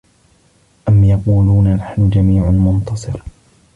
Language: Arabic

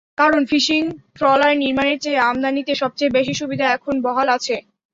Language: Bangla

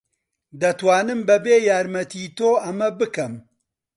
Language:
Central Kurdish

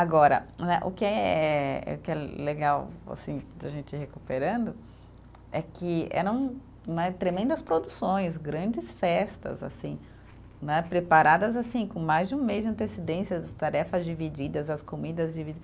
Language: Portuguese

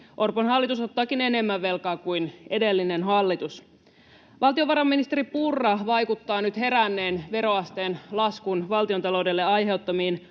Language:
Finnish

